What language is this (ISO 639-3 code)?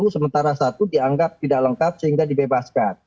ind